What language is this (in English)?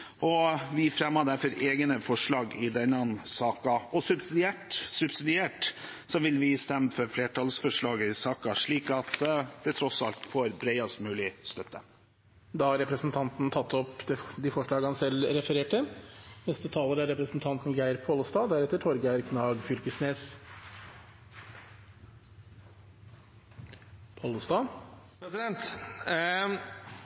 Norwegian